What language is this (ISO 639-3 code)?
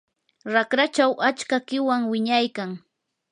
qur